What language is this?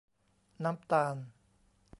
Thai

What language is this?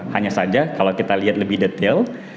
Indonesian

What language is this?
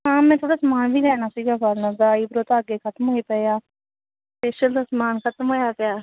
Punjabi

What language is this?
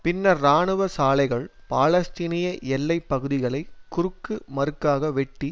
Tamil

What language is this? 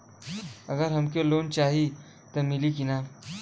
Bhojpuri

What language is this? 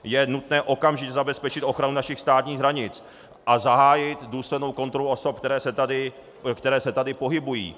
Czech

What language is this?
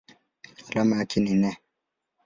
Swahili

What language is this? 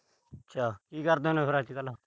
Punjabi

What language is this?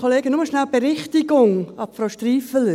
Swiss German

